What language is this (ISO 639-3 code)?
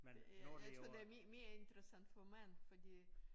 dan